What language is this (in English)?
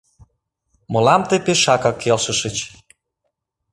Mari